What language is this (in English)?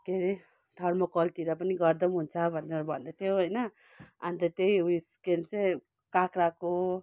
Nepali